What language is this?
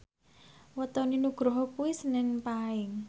Javanese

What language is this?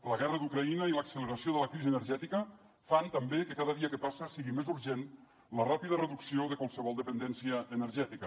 Catalan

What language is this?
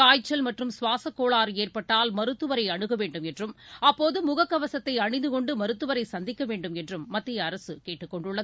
Tamil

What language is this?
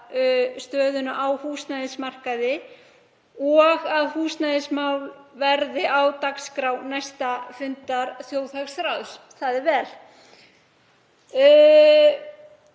Icelandic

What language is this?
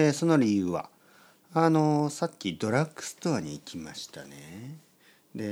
Japanese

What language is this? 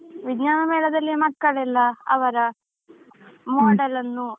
Kannada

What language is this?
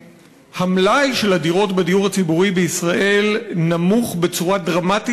Hebrew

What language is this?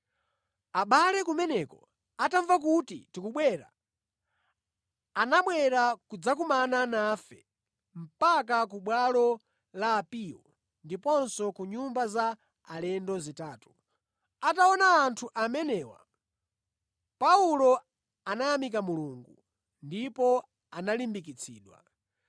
Nyanja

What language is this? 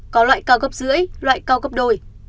Vietnamese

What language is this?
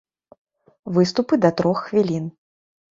Belarusian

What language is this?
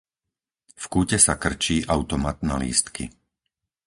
Slovak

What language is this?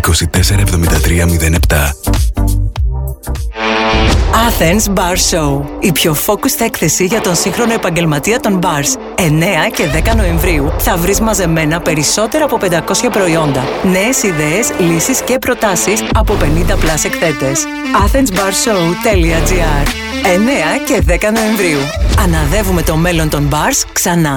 Greek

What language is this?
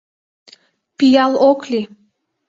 Mari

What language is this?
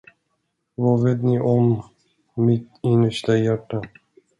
Swedish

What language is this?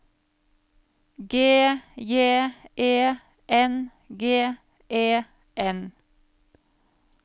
Norwegian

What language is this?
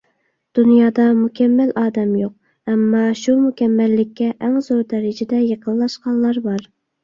Uyghur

